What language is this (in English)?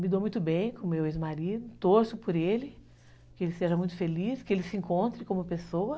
Portuguese